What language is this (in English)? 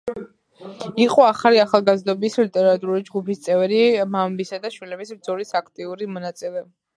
Georgian